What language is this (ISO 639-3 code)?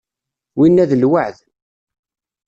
kab